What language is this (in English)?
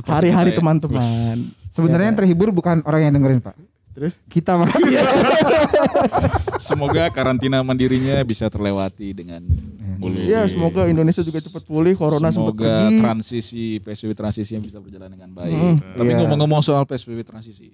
Indonesian